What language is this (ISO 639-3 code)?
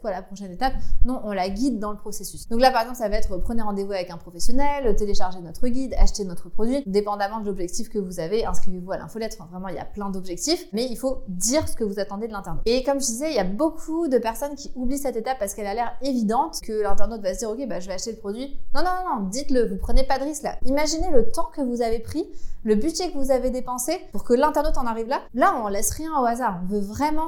fra